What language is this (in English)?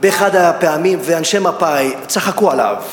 Hebrew